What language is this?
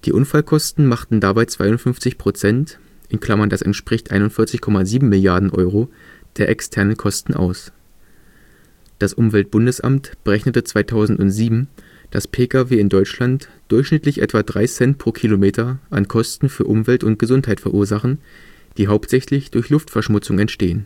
German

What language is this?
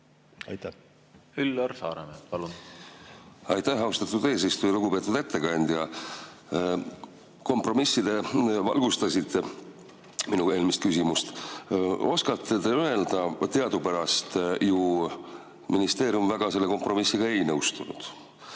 Estonian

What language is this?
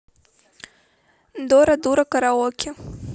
Russian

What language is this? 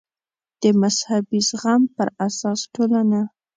Pashto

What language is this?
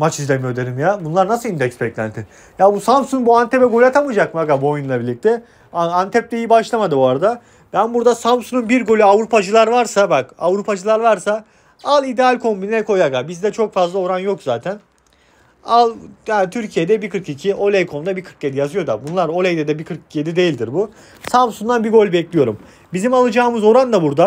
Turkish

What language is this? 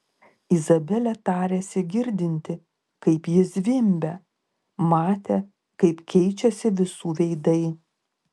Lithuanian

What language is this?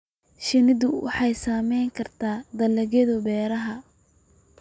Somali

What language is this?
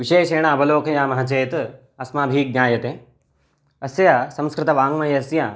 Sanskrit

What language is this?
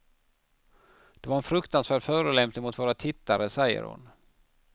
Swedish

